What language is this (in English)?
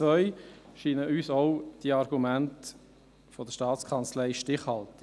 Swiss German